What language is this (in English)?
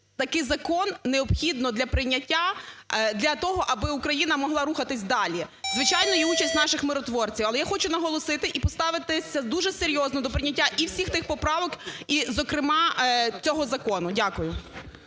Ukrainian